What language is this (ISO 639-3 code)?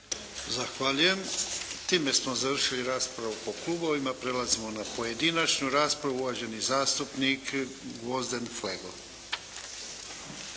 hrv